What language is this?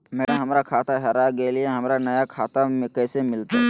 Magahi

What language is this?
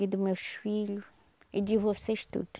Portuguese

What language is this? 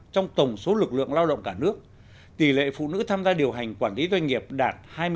Vietnamese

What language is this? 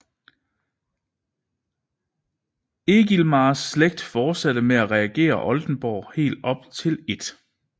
Danish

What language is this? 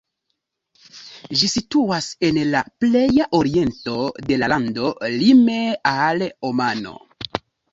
Esperanto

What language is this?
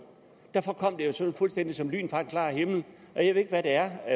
Danish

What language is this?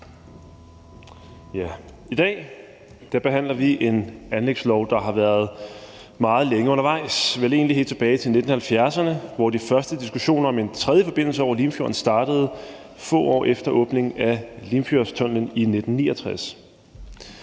Danish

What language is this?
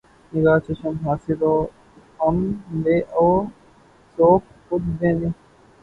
Urdu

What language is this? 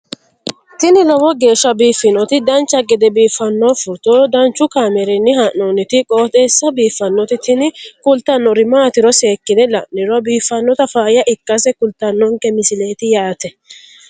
Sidamo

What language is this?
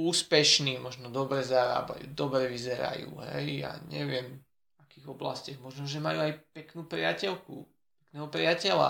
Slovak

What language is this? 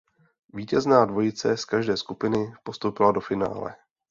Czech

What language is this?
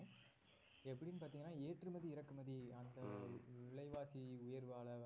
Tamil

